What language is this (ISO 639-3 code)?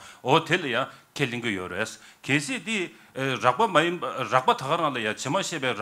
ron